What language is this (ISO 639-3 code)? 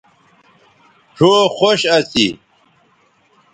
btv